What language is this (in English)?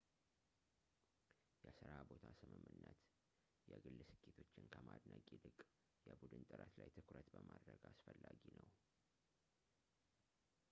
Amharic